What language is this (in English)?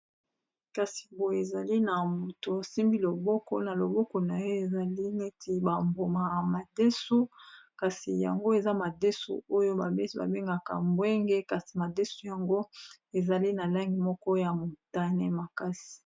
Lingala